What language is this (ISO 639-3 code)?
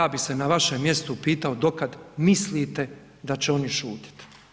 hrv